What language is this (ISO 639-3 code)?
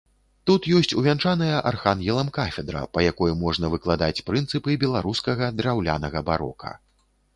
bel